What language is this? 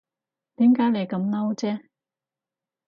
Cantonese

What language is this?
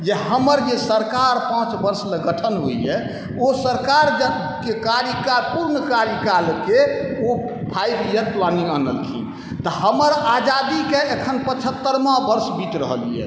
Maithili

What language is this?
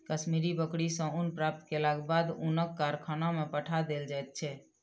Maithili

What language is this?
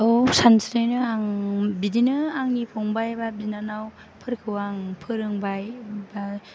Bodo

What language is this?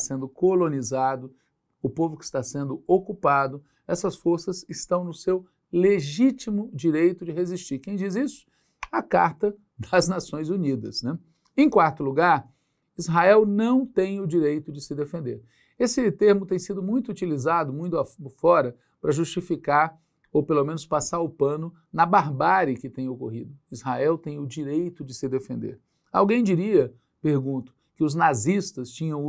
Portuguese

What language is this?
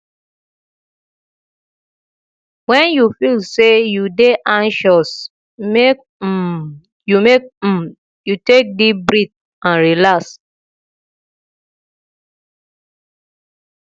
Nigerian Pidgin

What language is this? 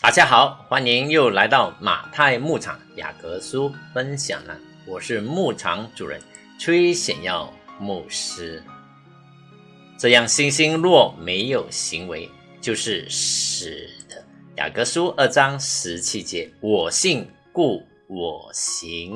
Chinese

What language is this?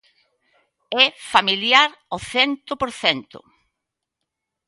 Galician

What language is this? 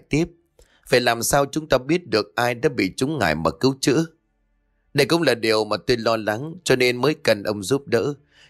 Vietnamese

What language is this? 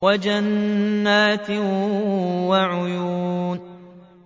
Arabic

